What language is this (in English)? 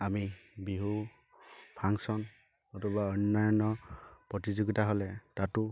Assamese